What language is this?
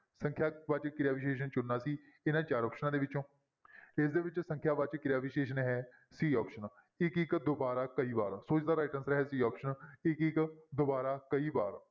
Punjabi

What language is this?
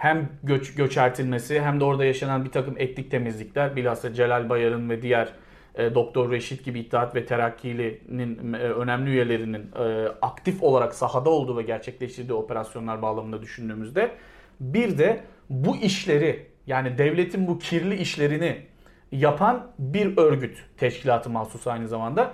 Turkish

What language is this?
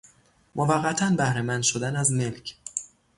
Persian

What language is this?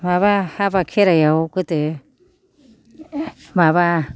Bodo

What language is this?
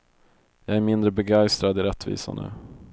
Swedish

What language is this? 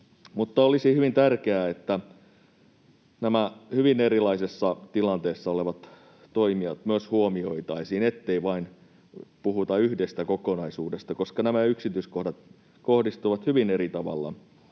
Finnish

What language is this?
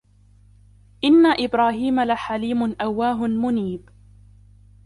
Arabic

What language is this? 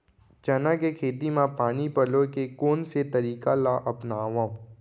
Chhattisgarhi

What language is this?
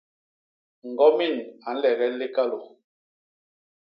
Basaa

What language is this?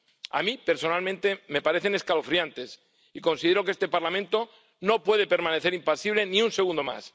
Spanish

